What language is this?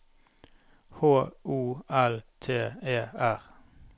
Norwegian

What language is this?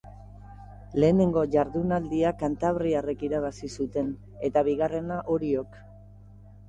Basque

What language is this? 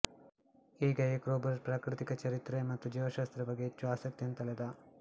Kannada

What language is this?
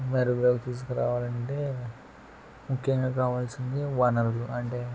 Telugu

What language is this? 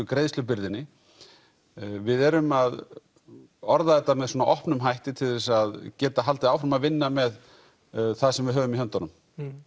Icelandic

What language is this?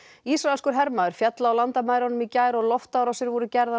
Icelandic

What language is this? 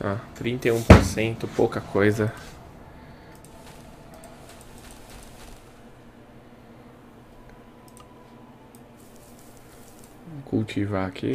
Portuguese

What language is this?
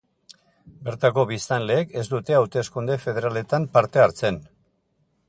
Basque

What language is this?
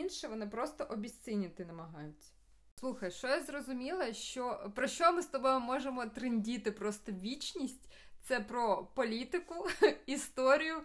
Ukrainian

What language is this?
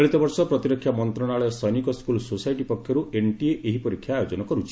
Odia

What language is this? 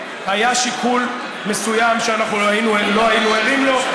Hebrew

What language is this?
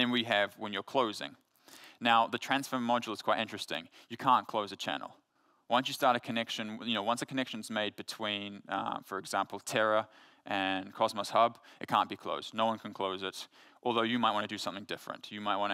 English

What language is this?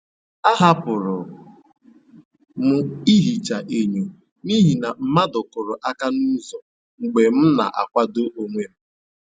Igbo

